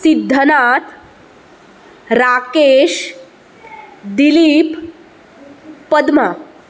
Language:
Konkani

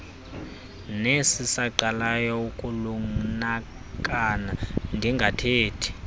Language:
Xhosa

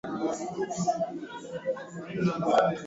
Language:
Swahili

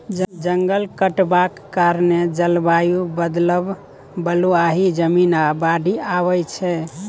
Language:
Maithili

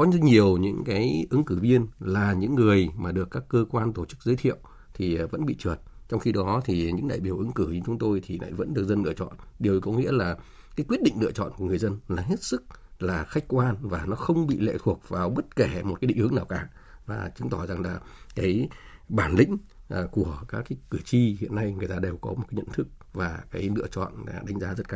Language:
Vietnamese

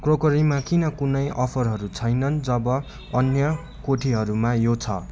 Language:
Nepali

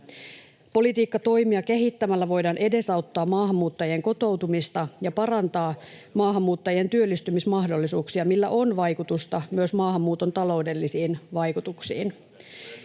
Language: Finnish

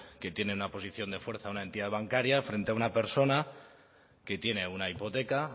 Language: Spanish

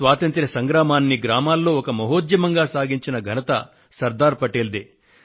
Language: Telugu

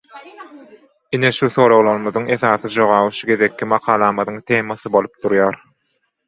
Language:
Turkmen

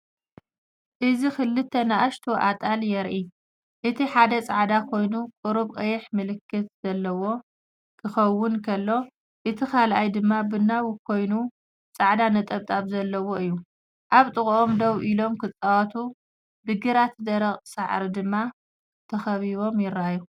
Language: Tigrinya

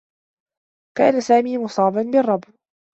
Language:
Arabic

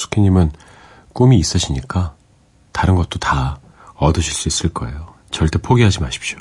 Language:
Korean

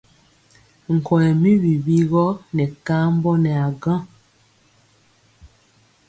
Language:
Mpiemo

